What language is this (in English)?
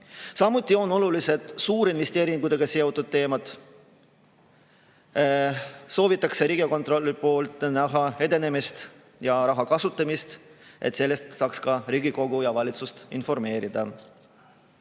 Estonian